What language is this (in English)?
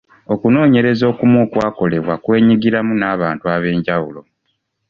Ganda